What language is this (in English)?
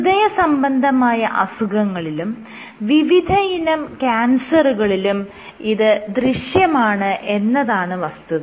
Malayalam